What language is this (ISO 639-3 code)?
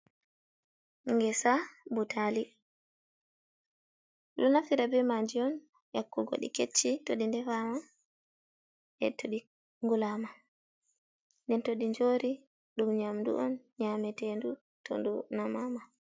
ful